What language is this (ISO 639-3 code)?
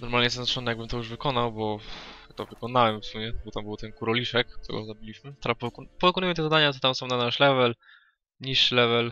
pol